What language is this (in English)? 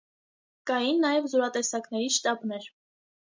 Armenian